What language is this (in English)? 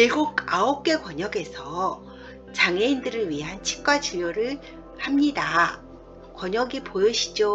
Korean